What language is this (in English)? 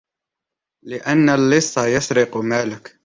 Arabic